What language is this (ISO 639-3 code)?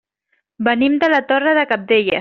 cat